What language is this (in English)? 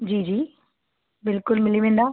Sindhi